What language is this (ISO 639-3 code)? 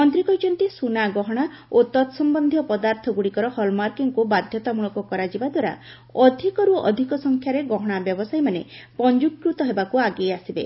ori